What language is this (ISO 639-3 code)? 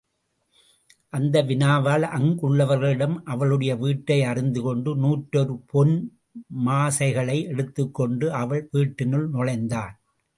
tam